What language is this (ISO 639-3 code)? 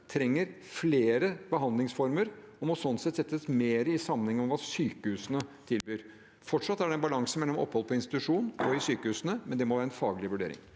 nor